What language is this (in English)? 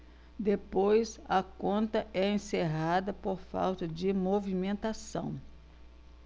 Portuguese